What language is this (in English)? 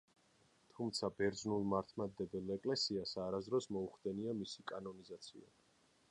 Georgian